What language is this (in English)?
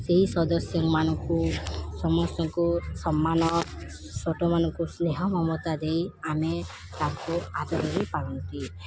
Odia